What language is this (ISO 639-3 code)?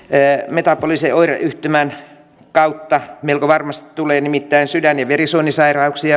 fin